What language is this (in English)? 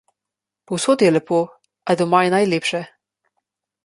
Slovenian